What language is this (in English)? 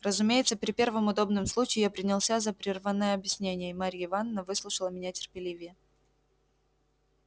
Russian